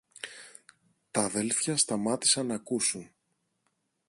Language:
Greek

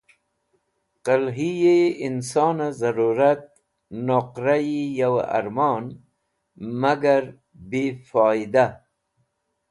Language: Wakhi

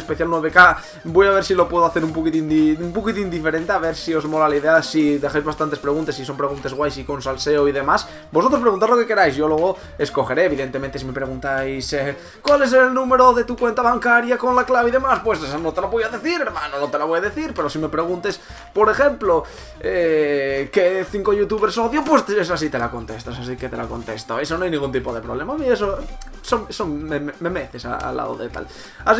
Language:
Spanish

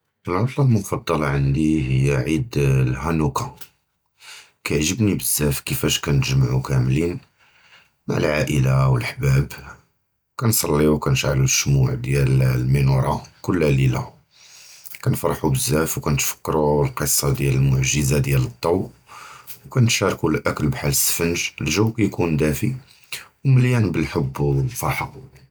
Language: Judeo-Arabic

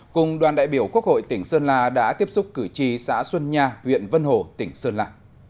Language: Vietnamese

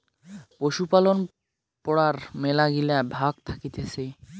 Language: Bangla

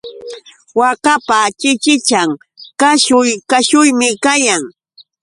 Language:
Yauyos Quechua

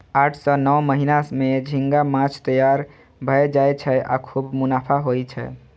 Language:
Maithili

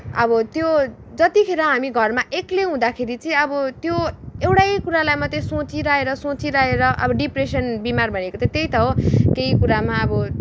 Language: Nepali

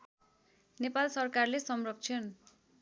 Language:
Nepali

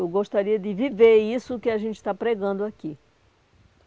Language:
Portuguese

